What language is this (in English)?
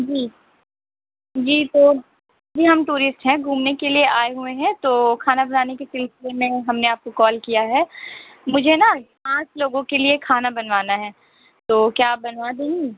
Urdu